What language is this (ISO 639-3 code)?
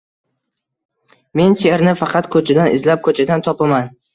uzb